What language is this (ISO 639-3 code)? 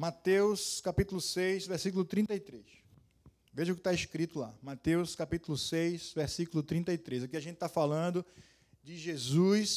por